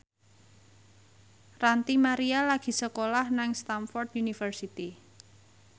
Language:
Javanese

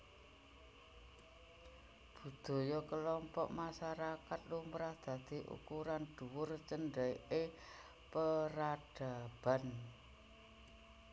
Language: Javanese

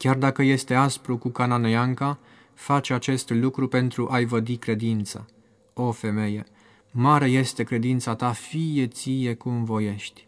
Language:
Romanian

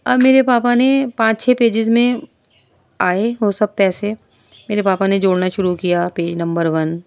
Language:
Urdu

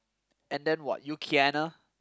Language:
English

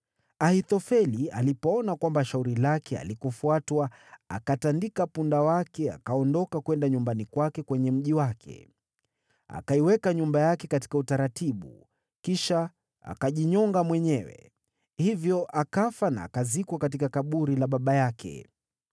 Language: Swahili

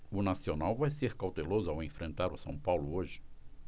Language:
Portuguese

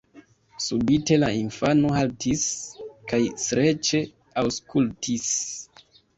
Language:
Esperanto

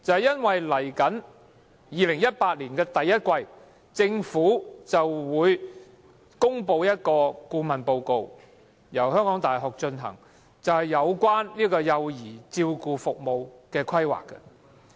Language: Cantonese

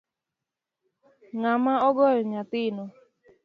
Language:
Luo (Kenya and Tanzania)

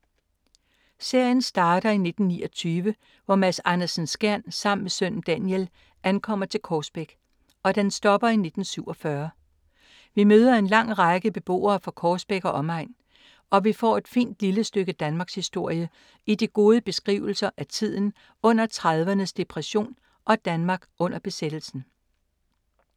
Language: Danish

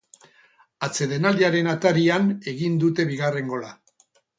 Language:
Basque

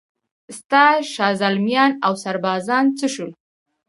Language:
Pashto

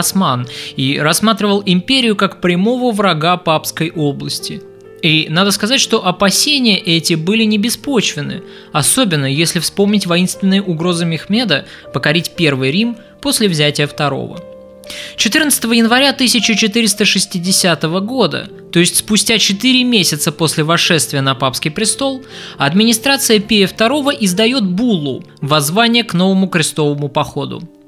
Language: Russian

